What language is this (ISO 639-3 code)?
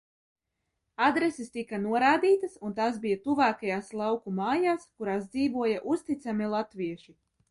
lav